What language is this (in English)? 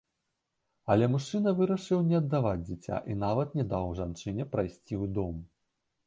Belarusian